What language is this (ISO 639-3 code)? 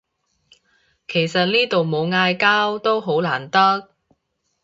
yue